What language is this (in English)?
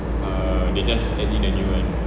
English